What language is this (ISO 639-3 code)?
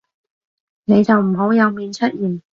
yue